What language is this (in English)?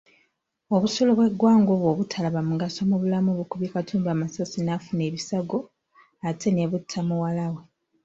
Ganda